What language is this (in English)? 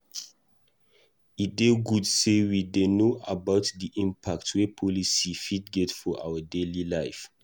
Nigerian Pidgin